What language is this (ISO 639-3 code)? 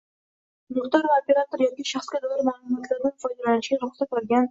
uzb